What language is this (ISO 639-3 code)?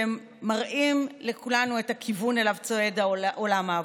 heb